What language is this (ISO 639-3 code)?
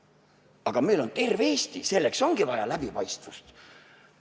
est